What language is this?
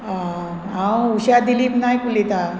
Konkani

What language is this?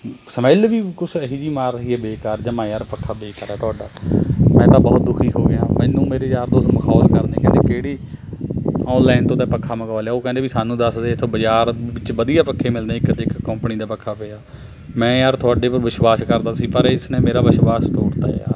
Punjabi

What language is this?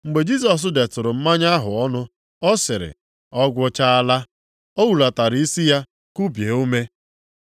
Igbo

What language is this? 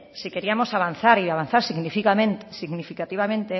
Spanish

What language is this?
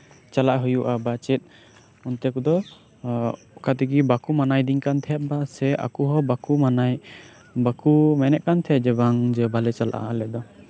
Santali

